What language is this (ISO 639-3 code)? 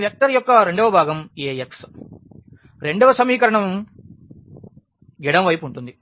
tel